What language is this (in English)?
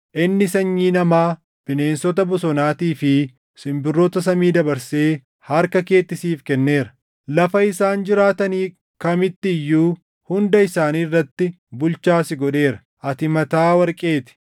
Oromo